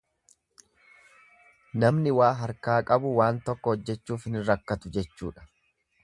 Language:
Oromo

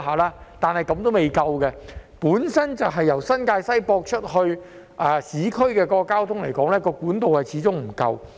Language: Cantonese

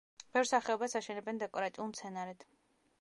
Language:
Georgian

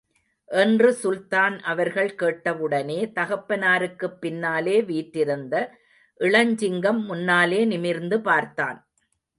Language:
Tamil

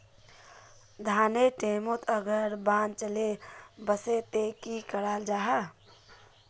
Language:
Magahi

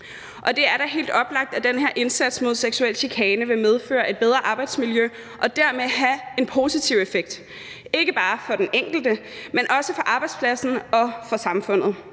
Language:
Danish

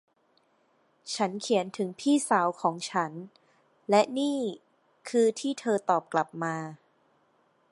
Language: Thai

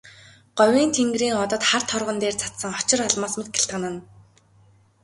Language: Mongolian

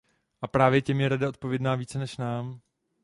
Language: Czech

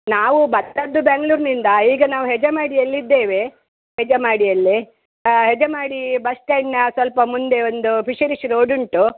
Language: Kannada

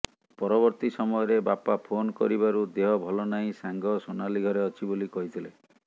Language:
Odia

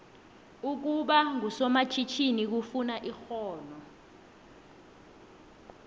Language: South Ndebele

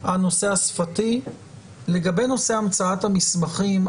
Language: Hebrew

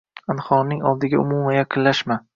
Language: Uzbek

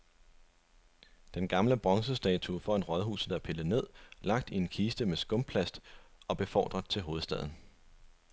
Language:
Danish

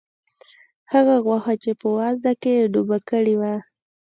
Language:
Pashto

